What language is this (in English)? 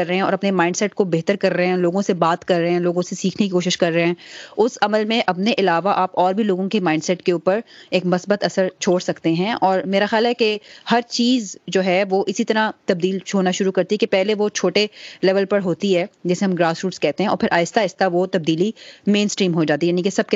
Urdu